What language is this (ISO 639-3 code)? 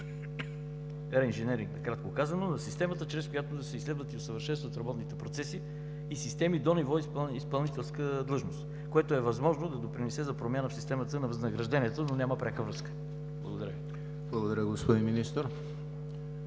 bul